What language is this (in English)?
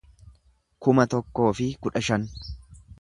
Oromo